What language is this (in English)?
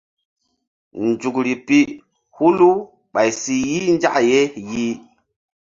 Mbum